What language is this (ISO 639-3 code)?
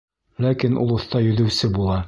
bak